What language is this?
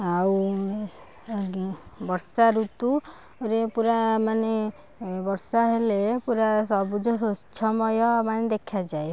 Odia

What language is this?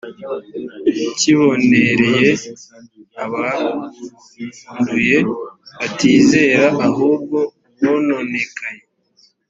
Kinyarwanda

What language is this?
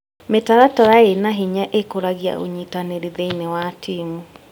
Kikuyu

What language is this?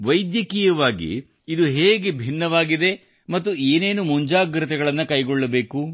Kannada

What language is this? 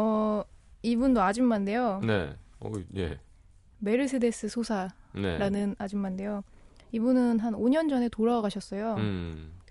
Korean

